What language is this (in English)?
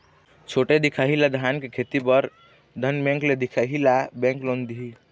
Chhattisgarhi